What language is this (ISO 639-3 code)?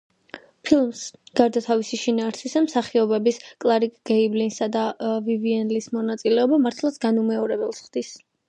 kat